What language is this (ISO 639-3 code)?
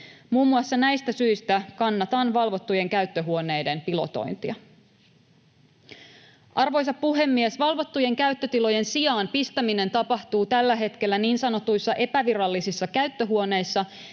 fin